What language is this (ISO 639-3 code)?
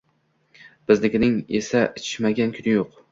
uzb